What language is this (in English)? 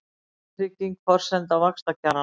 Icelandic